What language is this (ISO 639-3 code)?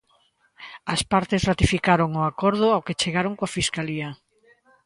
glg